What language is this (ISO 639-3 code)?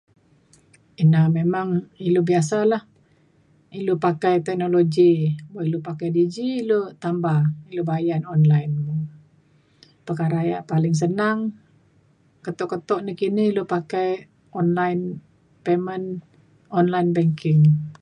xkl